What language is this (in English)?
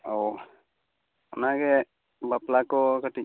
Santali